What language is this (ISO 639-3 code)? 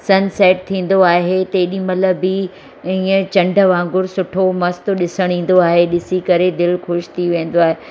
snd